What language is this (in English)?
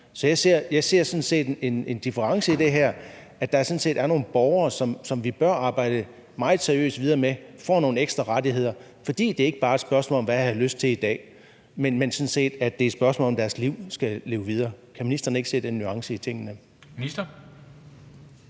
Danish